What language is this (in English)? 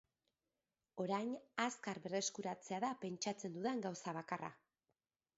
Basque